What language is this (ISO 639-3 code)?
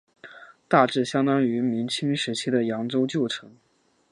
zho